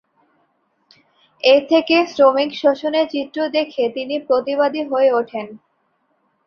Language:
Bangla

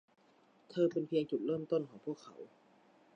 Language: Thai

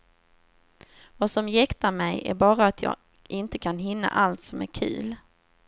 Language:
Swedish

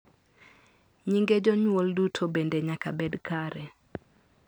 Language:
Luo (Kenya and Tanzania)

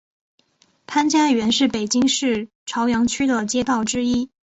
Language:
Chinese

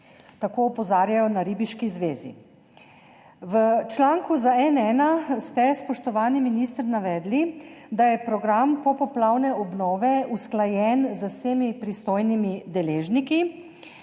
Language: Slovenian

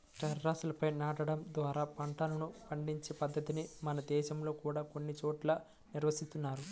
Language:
Telugu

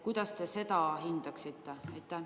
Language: Estonian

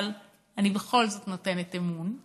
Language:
Hebrew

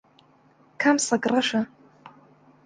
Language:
Central Kurdish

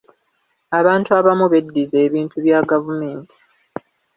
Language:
Ganda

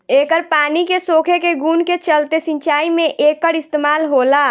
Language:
Bhojpuri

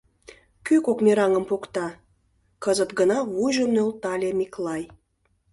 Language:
Mari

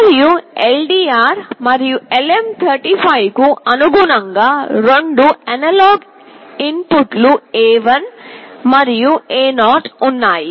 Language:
Telugu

